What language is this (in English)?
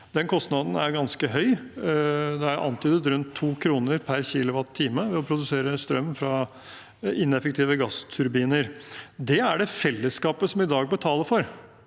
Norwegian